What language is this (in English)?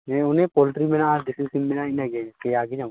Santali